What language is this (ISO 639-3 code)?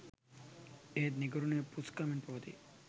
sin